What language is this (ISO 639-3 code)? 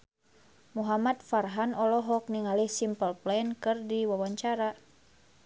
sun